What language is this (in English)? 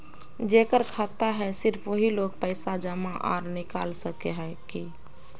Magahi